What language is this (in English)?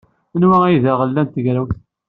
Kabyle